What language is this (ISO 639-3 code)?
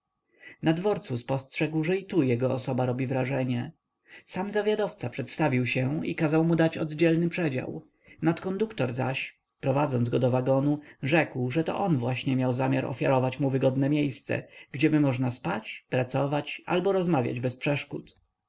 pol